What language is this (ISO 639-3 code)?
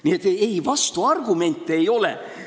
est